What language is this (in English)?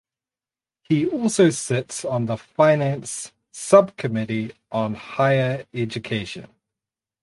English